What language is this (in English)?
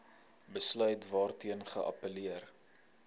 Afrikaans